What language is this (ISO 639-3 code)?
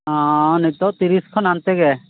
sat